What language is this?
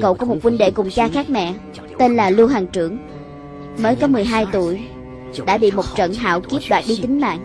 Vietnamese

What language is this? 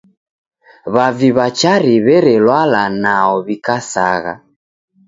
Taita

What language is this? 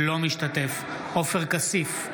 Hebrew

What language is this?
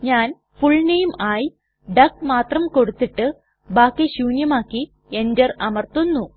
Malayalam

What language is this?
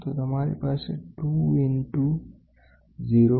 Gujarati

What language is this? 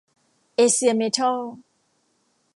Thai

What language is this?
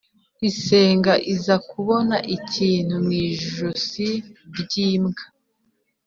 Kinyarwanda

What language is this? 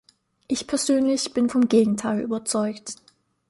German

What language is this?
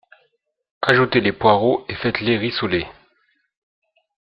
French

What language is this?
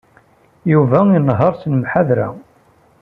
Kabyle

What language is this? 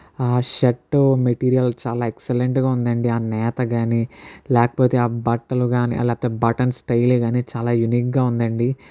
Telugu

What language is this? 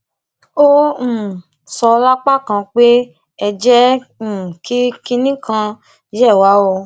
Yoruba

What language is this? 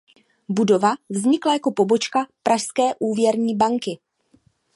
Czech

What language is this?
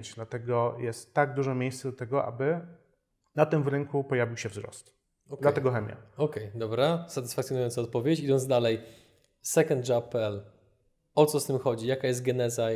Polish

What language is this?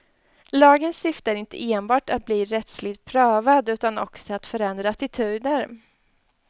Swedish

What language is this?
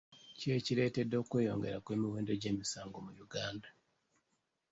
Ganda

